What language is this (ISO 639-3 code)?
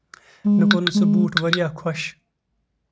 kas